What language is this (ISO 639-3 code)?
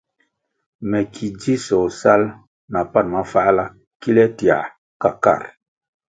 nmg